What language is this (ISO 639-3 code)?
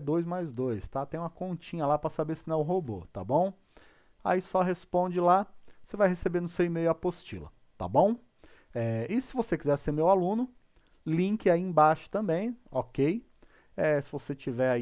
por